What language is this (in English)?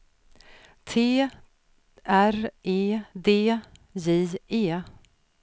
Swedish